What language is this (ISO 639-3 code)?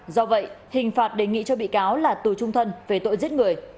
vie